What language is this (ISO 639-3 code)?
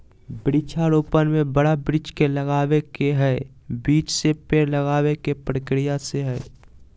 mag